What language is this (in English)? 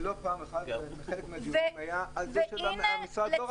Hebrew